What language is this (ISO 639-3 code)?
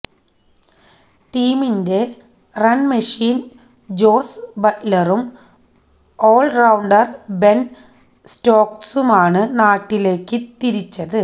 mal